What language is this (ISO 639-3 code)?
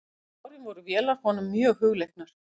isl